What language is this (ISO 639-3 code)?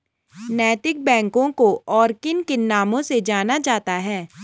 hin